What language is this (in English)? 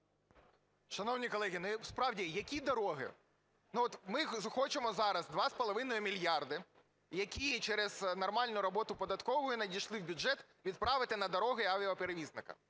Ukrainian